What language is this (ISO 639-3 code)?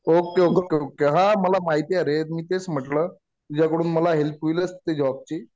mar